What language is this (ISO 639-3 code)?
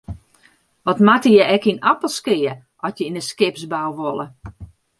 fry